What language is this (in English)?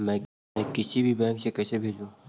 Magahi